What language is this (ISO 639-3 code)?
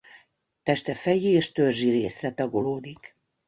hun